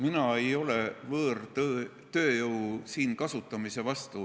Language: Estonian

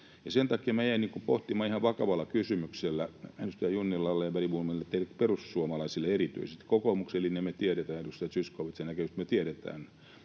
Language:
Finnish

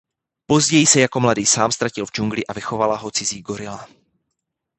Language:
Czech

